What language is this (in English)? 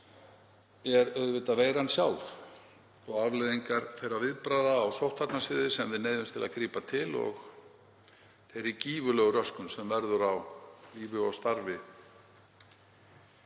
Icelandic